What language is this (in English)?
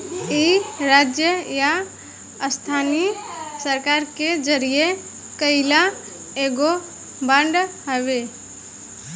Bhojpuri